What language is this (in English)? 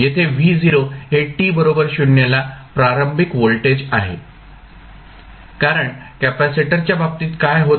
Marathi